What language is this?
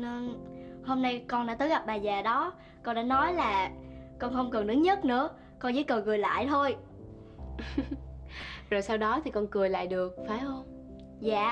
Vietnamese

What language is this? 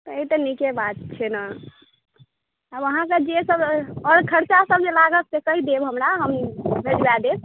Maithili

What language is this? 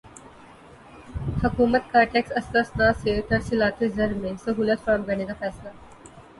Urdu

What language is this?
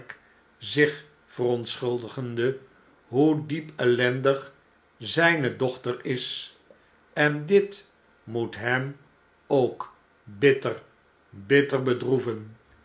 Dutch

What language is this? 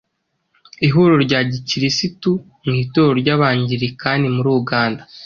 Kinyarwanda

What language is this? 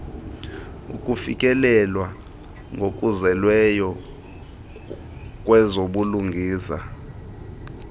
Xhosa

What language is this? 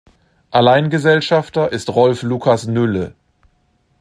German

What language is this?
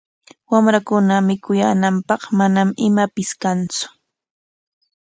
Corongo Ancash Quechua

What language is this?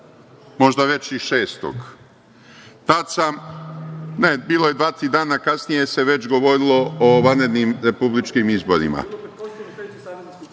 Serbian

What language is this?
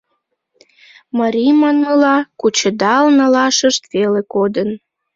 Mari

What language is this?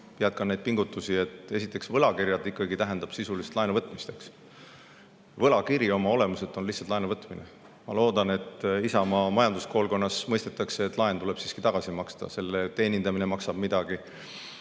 Estonian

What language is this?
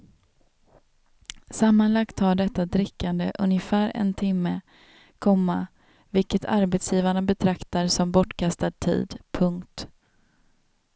Swedish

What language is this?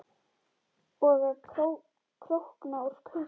Icelandic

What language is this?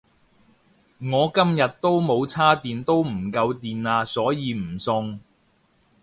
Cantonese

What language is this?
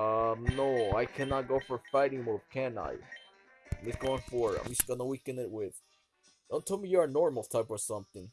English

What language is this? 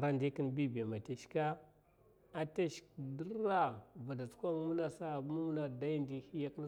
Mafa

